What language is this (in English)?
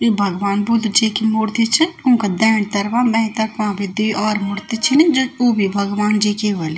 Garhwali